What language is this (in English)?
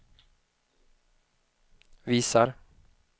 Swedish